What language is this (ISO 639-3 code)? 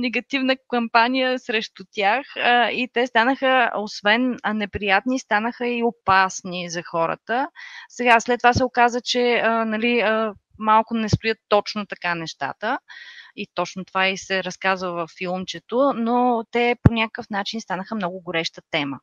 bul